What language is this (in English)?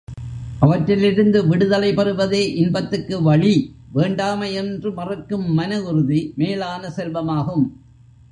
Tamil